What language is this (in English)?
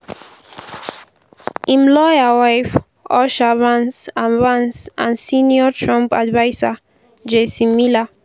Nigerian Pidgin